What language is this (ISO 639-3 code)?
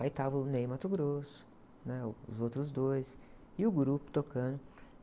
por